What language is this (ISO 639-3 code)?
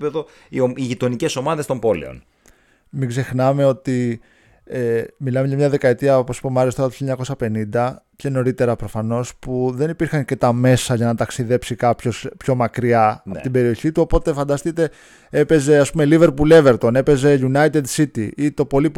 ell